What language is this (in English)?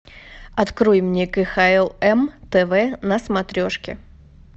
Russian